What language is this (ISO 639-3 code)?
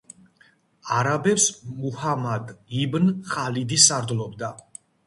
kat